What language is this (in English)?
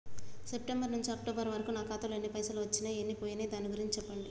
Telugu